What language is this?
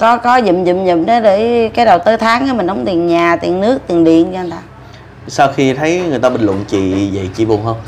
Vietnamese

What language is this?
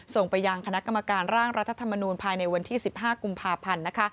Thai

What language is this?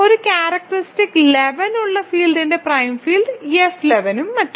Malayalam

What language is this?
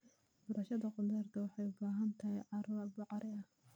Somali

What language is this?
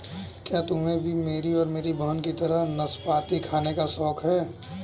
Hindi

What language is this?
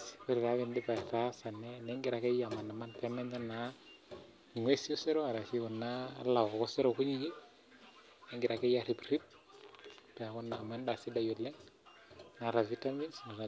Masai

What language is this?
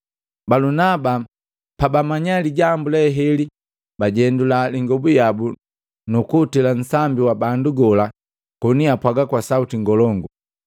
Matengo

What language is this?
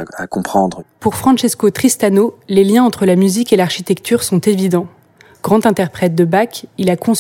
French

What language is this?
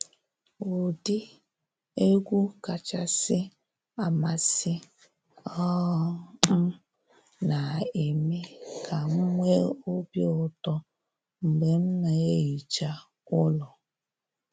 Igbo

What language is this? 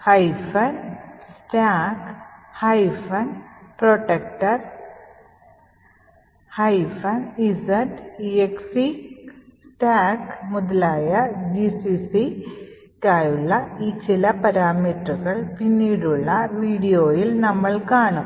Malayalam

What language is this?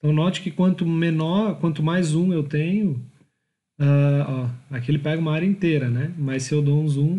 Portuguese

